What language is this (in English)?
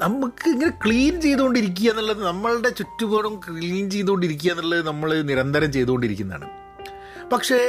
Malayalam